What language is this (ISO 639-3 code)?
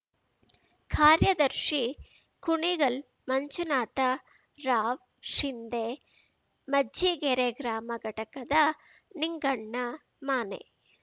kan